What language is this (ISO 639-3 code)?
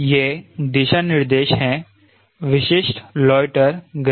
hin